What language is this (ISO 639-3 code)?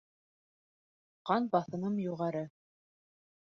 bak